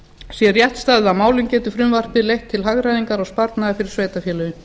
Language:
Icelandic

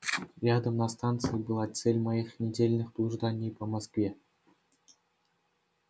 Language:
Russian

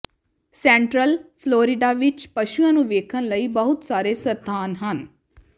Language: Punjabi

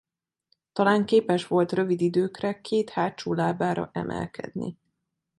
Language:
Hungarian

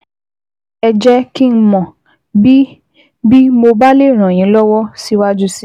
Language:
Yoruba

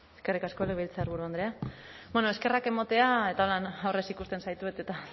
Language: Basque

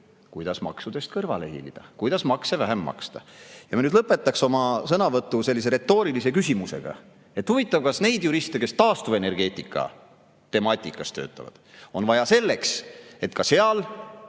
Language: Estonian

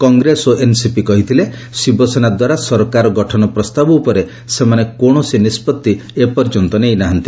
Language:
Odia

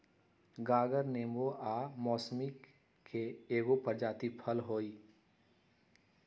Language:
Magahi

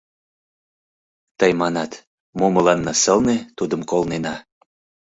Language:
Mari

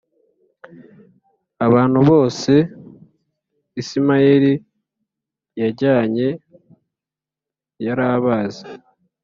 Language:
Kinyarwanda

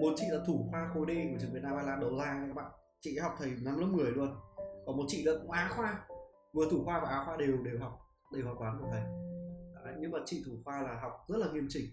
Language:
Vietnamese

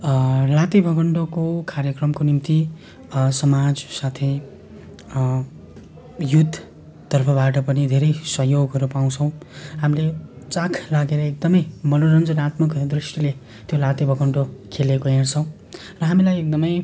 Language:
Nepali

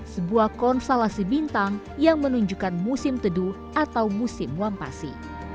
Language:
Indonesian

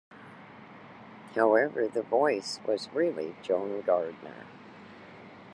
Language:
English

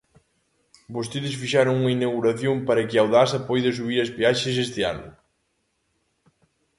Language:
Galician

